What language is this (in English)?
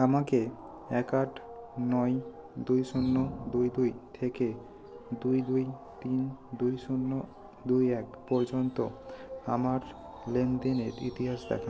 Bangla